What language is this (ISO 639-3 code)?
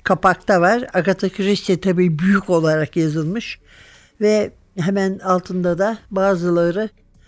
tur